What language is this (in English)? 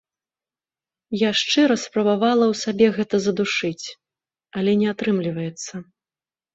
Belarusian